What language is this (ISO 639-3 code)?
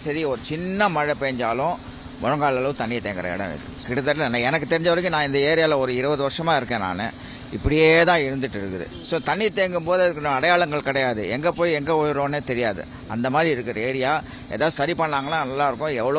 tam